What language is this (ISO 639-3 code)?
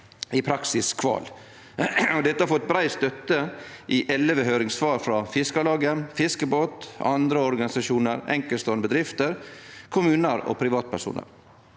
nor